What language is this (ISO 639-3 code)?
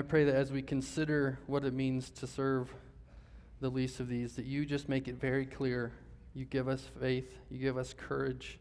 eng